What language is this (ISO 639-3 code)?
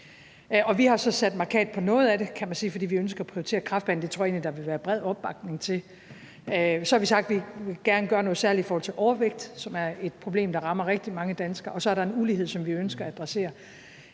dan